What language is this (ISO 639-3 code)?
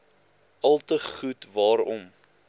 afr